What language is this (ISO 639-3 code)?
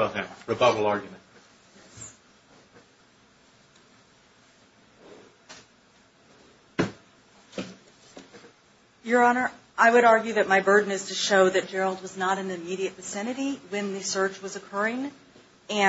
eng